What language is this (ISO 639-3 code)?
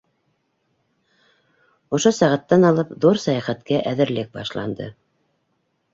bak